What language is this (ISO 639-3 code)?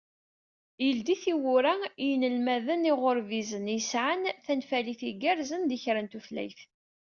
kab